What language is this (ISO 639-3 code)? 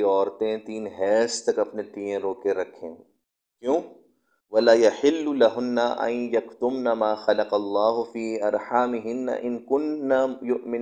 urd